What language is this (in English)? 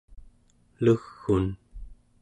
Central Yupik